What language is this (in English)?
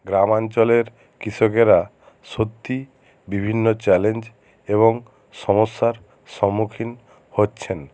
Bangla